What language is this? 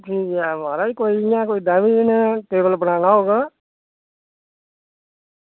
Dogri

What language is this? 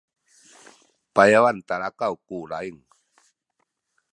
Sakizaya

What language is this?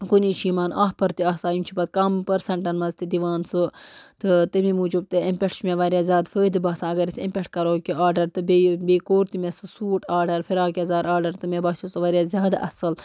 Kashmiri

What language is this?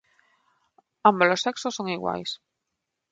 Galician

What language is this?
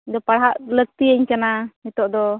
Santali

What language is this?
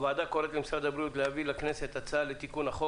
Hebrew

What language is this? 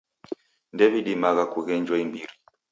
Taita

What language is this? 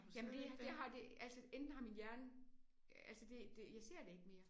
Danish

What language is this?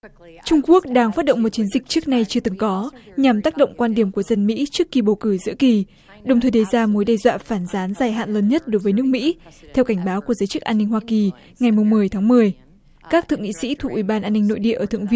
Vietnamese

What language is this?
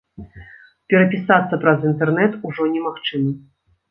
Belarusian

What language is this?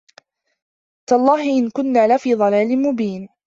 Arabic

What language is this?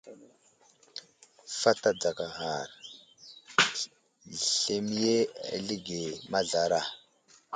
Wuzlam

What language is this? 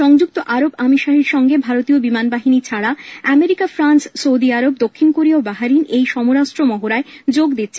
Bangla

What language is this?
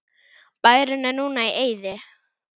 Icelandic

